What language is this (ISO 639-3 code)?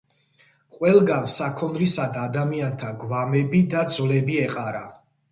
kat